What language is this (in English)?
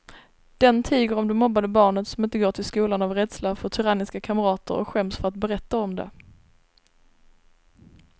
Swedish